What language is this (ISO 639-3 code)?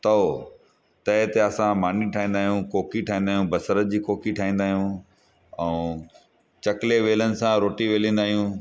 snd